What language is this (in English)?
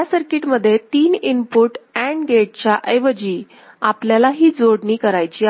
Marathi